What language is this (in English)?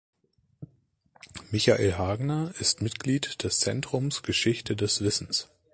German